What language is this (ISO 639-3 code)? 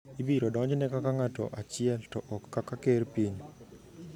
luo